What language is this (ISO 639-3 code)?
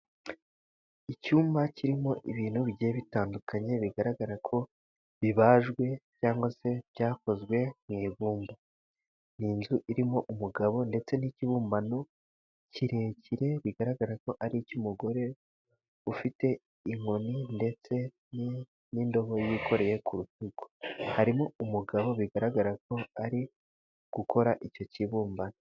kin